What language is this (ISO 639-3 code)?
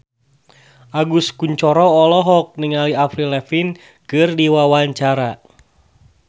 sun